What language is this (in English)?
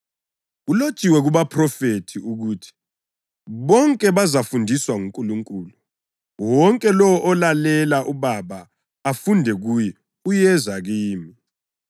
North Ndebele